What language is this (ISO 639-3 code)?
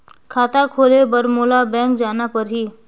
hne